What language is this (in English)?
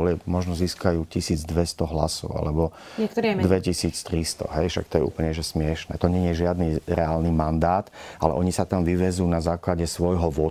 Slovak